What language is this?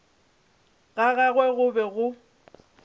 Northern Sotho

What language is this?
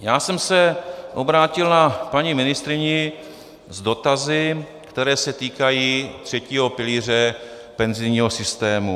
Czech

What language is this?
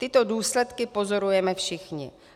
Czech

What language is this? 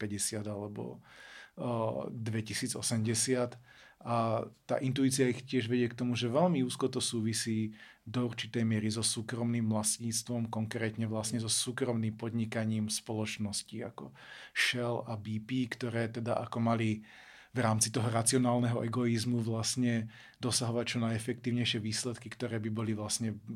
Slovak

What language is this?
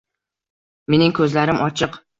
Uzbek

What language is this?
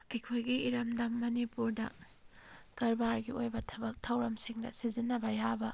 Manipuri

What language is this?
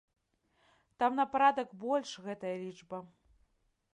Belarusian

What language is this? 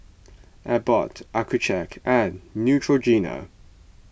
English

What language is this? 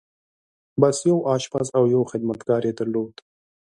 Pashto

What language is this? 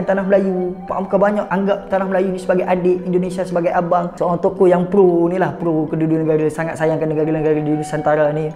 Malay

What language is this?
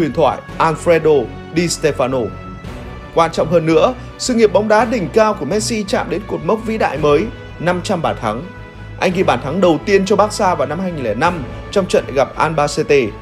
Vietnamese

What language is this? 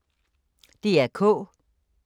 Danish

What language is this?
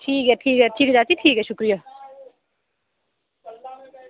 Dogri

